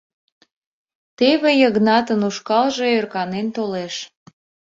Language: Mari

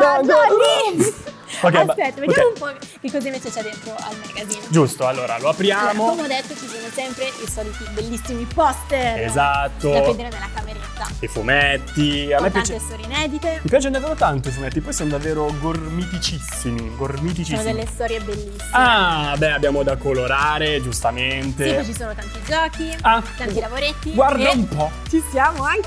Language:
Italian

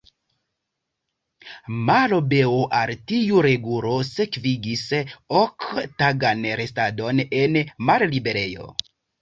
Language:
Esperanto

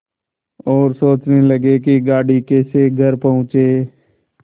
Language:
Hindi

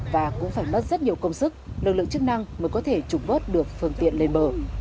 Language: Vietnamese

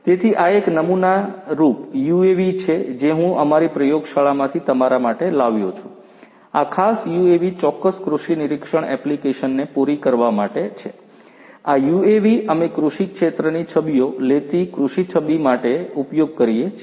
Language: Gujarati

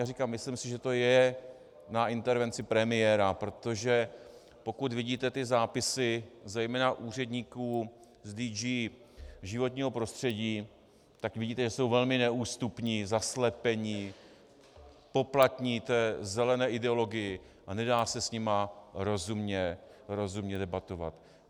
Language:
Czech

